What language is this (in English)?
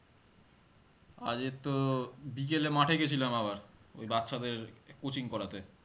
Bangla